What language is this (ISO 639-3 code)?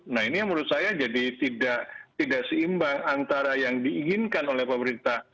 ind